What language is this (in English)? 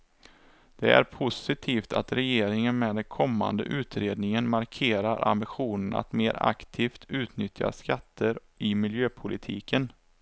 Swedish